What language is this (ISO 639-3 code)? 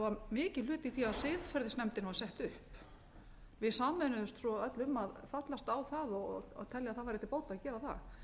isl